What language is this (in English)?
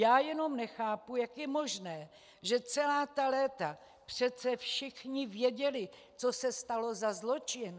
Czech